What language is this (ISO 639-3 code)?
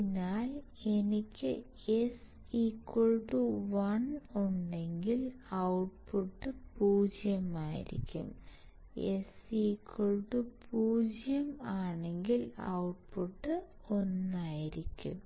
mal